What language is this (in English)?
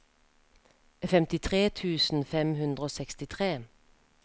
Norwegian